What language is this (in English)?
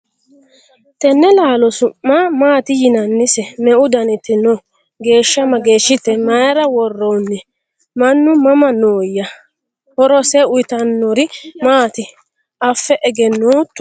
Sidamo